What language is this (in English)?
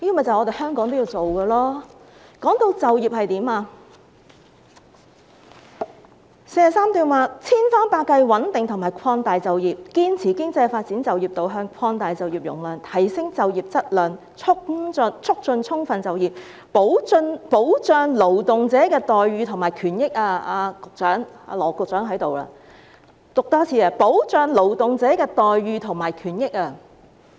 Cantonese